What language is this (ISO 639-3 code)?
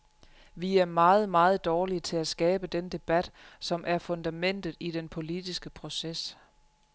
dan